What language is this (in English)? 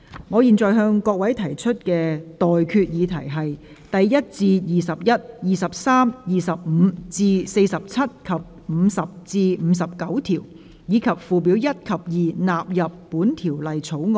Cantonese